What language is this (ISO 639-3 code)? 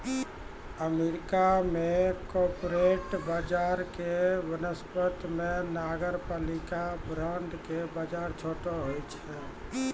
mai